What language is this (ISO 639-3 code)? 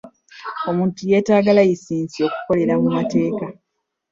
lug